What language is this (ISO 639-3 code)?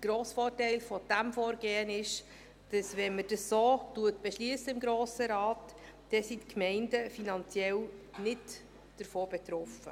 gsw